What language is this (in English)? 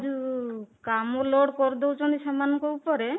Odia